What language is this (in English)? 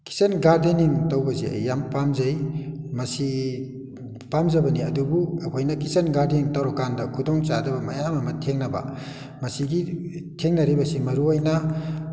Manipuri